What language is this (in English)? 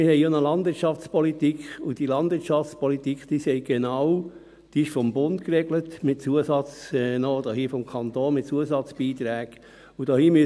Swiss German